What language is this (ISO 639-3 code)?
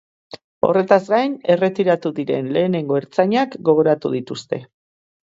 eus